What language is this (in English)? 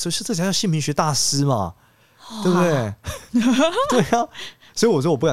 Chinese